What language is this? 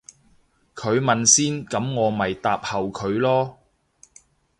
Cantonese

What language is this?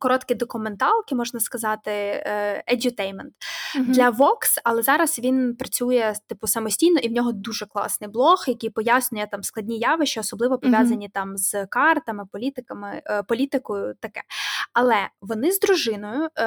Ukrainian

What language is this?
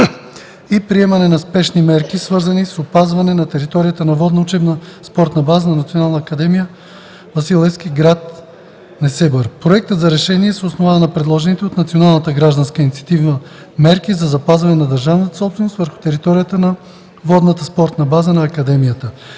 Bulgarian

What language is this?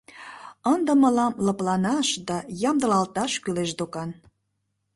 Mari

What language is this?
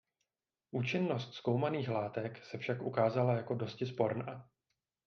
Czech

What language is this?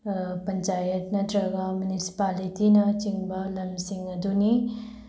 Manipuri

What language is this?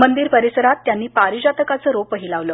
Marathi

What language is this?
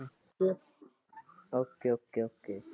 Punjabi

